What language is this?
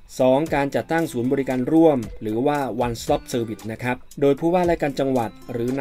Thai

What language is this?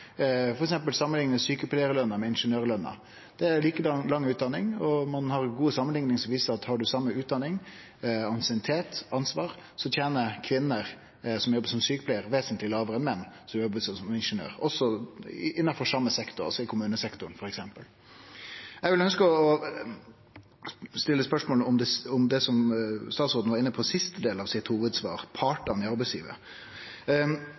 Norwegian Nynorsk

